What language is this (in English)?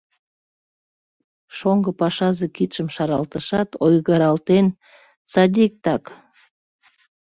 Mari